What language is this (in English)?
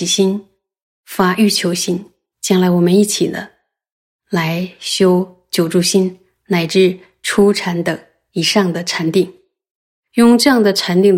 Chinese